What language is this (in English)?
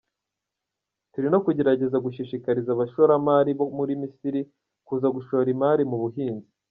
Kinyarwanda